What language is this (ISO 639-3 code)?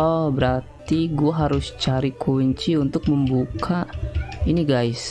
ind